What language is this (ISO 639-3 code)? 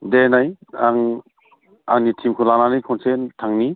brx